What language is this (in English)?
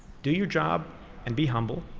English